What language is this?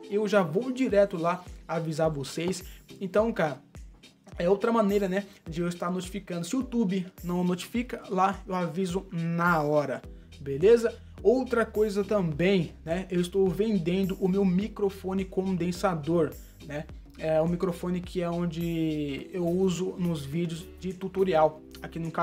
Portuguese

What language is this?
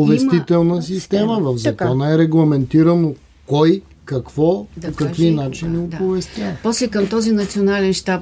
Bulgarian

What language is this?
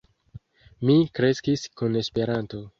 Esperanto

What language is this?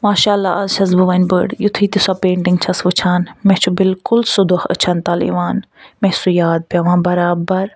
Kashmiri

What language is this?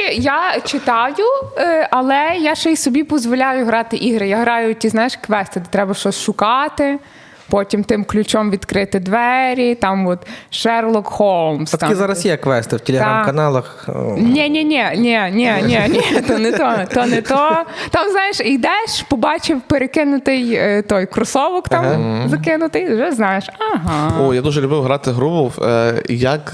Ukrainian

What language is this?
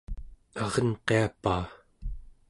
Central Yupik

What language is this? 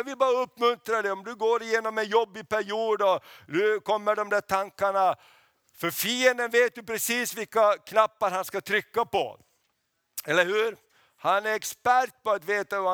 Swedish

